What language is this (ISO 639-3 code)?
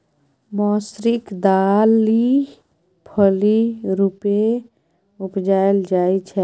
mai